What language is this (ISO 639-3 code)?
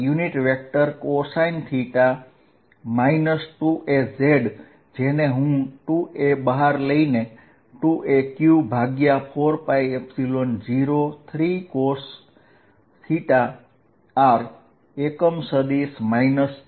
guj